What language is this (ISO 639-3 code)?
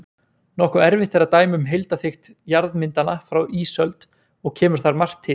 isl